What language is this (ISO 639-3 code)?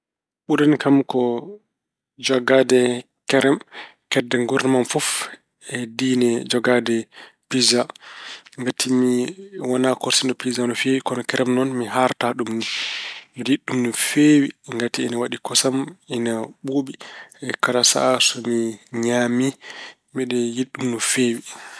ful